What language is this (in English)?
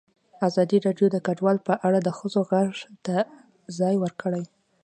Pashto